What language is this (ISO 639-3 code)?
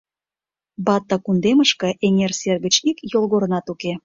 chm